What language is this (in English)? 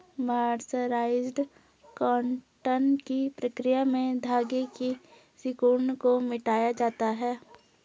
Hindi